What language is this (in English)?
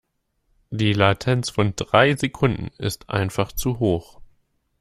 German